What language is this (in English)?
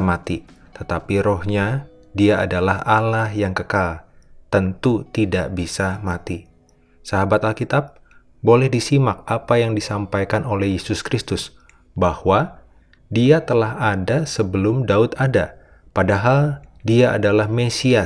Indonesian